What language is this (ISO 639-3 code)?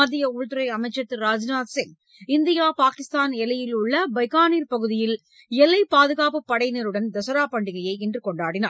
tam